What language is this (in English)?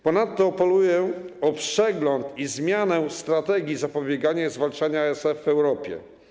Polish